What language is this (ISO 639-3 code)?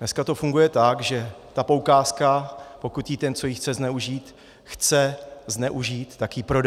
ces